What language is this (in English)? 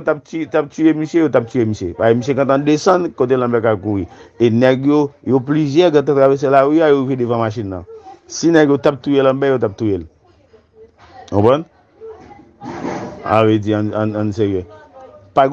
French